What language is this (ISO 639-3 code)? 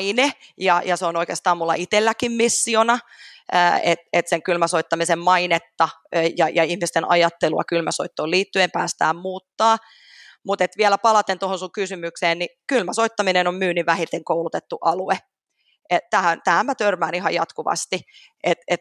fin